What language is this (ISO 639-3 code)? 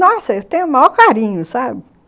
por